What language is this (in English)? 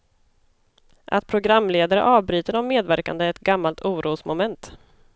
Swedish